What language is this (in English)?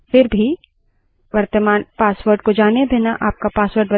Hindi